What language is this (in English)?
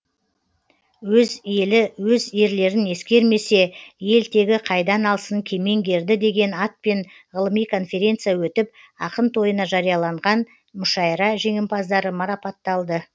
Kazakh